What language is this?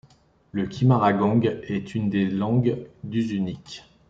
French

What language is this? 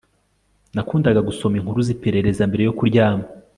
Kinyarwanda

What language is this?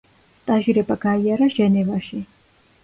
Georgian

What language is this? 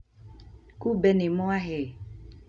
Kikuyu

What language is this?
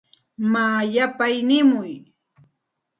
Santa Ana de Tusi Pasco Quechua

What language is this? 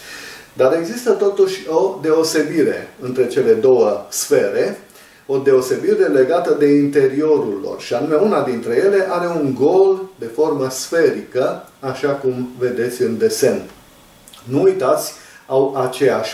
Romanian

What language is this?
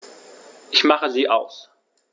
German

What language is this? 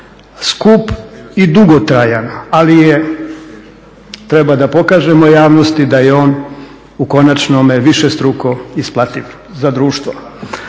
Croatian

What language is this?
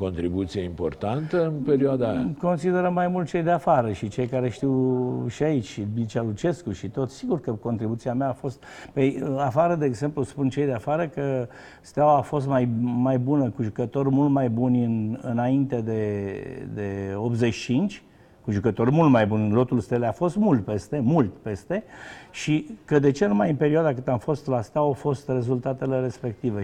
Romanian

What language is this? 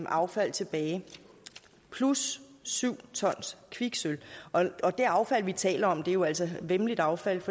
Danish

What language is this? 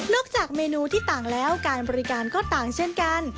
Thai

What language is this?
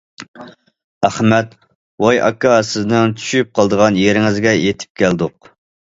Uyghur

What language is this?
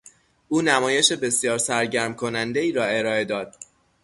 Persian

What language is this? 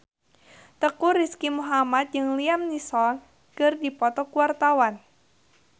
Sundanese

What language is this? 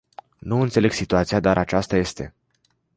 Romanian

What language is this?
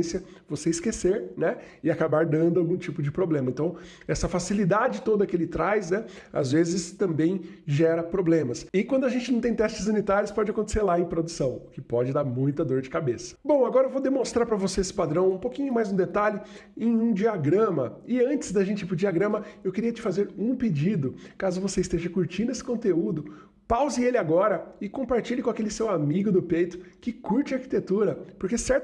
Portuguese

